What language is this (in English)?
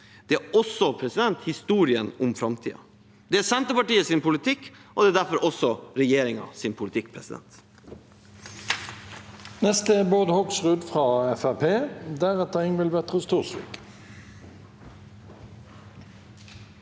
Norwegian